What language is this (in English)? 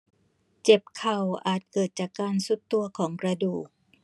Thai